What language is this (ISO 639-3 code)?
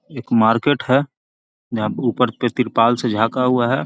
mag